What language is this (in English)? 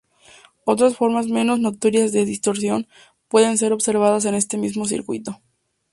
Spanish